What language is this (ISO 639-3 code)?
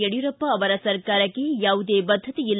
kan